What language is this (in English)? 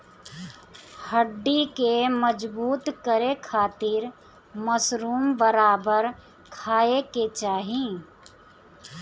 Bhojpuri